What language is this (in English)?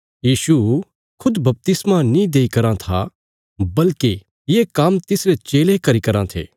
Bilaspuri